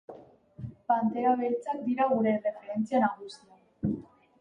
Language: Basque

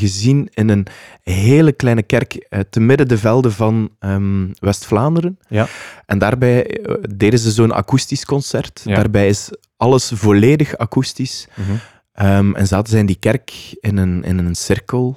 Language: Dutch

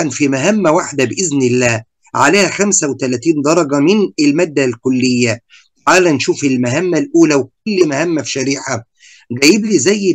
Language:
Arabic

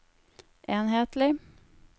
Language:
Norwegian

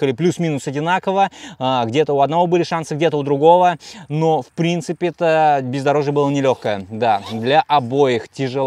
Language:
Russian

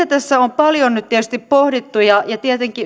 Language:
Finnish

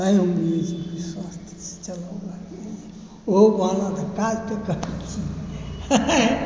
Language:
Maithili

